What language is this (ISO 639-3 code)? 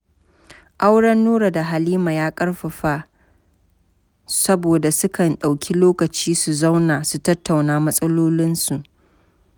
hau